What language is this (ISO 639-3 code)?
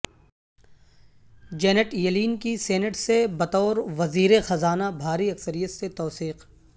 urd